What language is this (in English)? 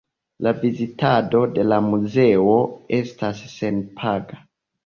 Esperanto